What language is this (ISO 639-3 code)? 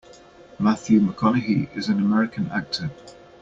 eng